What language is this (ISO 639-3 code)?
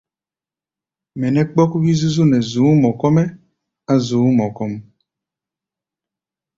gba